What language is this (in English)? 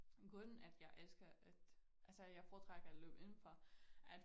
Danish